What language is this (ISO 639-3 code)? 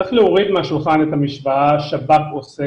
heb